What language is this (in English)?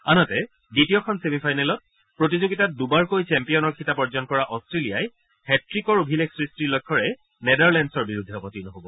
Assamese